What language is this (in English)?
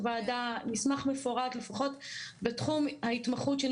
Hebrew